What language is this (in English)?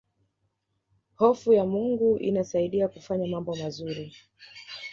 Swahili